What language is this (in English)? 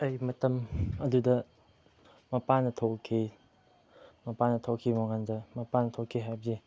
Manipuri